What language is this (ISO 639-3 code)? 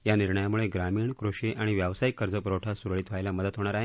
mar